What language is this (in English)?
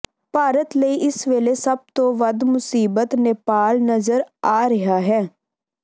Punjabi